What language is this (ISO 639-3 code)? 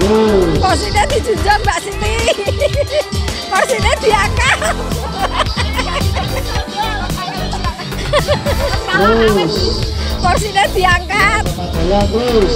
ind